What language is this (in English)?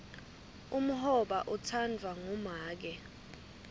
Swati